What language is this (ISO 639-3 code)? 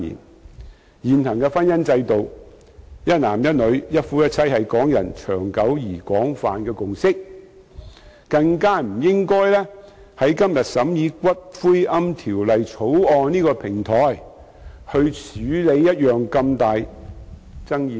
yue